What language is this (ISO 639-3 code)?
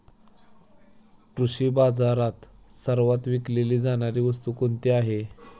mar